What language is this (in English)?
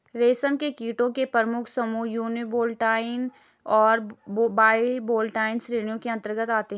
Hindi